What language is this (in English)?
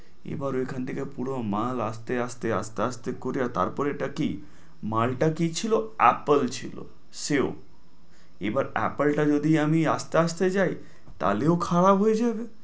Bangla